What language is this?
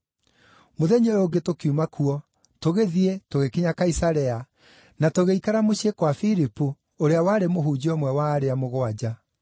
Kikuyu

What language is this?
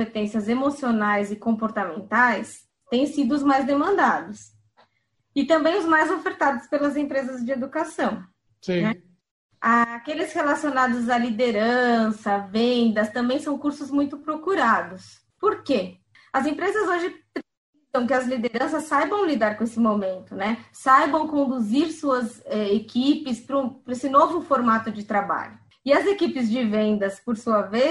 Portuguese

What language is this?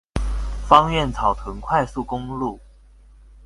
Chinese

